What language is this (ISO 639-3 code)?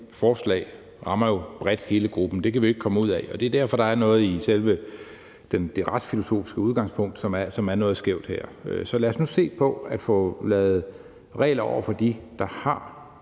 dan